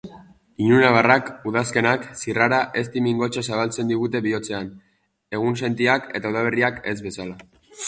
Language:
Basque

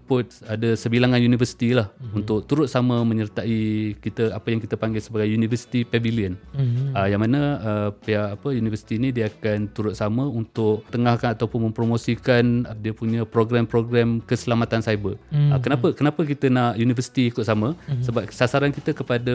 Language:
Malay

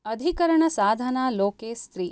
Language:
Sanskrit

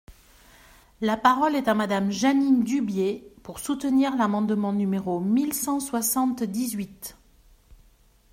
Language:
French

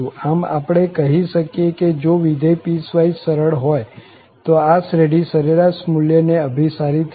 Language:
Gujarati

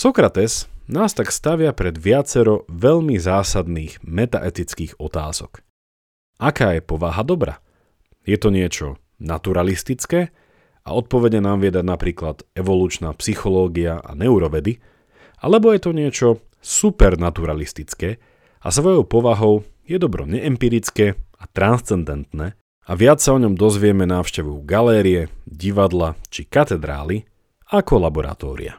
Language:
Slovak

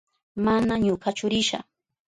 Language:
Southern Pastaza Quechua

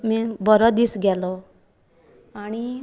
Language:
Konkani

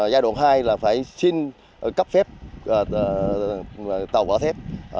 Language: Vietnamese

